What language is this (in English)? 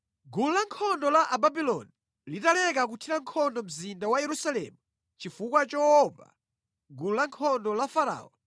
Nyanja